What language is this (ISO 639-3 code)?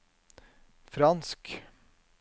nor